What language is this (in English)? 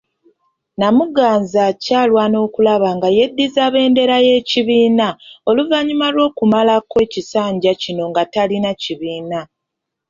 Ganda